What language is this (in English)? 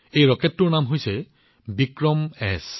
Assamese